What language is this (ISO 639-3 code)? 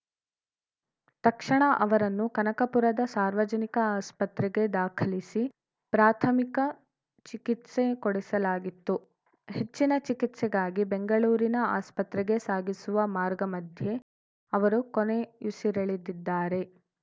kan